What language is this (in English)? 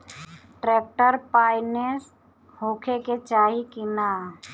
Bhojpuri